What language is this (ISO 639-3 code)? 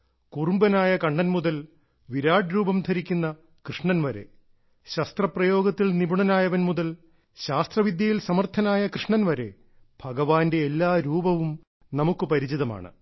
mal